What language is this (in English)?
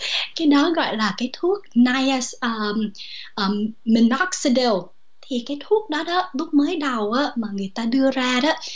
Vietnamese